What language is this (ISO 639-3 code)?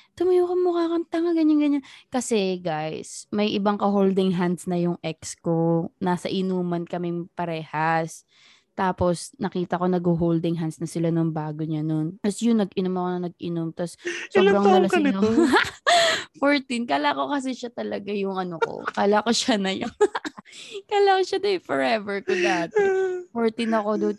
fil